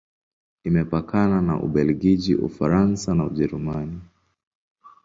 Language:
Swahili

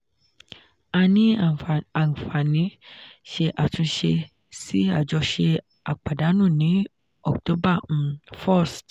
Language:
Yoruba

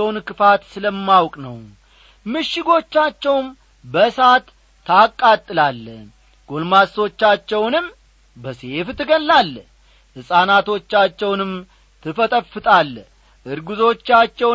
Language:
Amharic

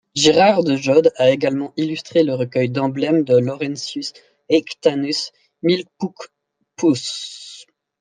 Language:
French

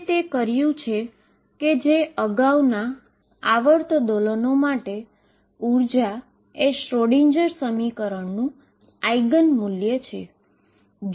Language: Gujarati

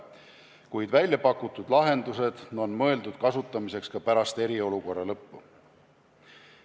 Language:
Estonian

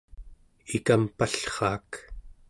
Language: Central Yupik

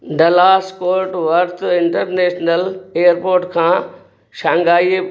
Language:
Sindhi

